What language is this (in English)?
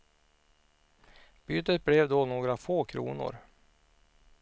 Swedish